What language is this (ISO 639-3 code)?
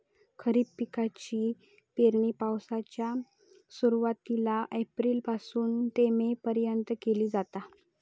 mar